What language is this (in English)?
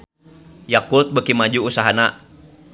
Sundanese